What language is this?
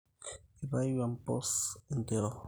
Masai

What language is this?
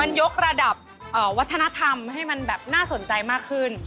Thai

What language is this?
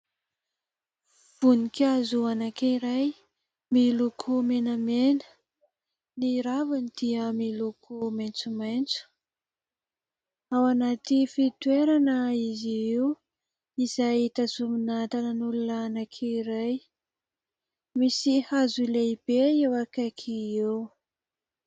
Malagasy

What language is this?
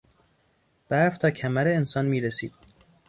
Persian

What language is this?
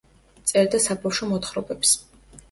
Georgian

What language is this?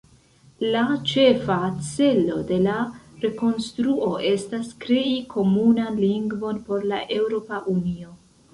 Esperanto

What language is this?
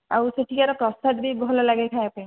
Odia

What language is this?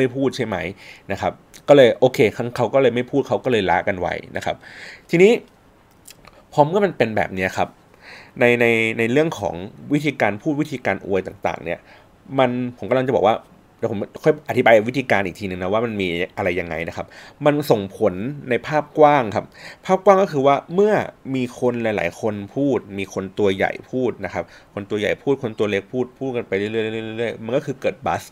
Thai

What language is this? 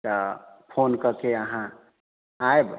Maithili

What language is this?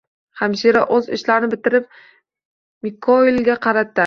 Uzbek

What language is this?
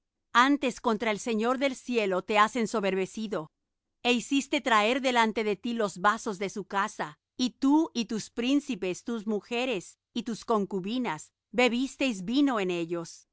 Spanish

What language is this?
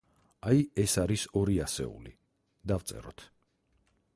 Georgian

